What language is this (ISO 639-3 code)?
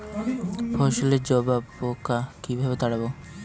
ben